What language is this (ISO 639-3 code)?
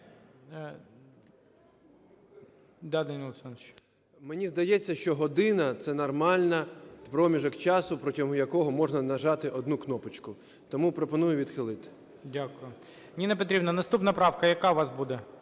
ukr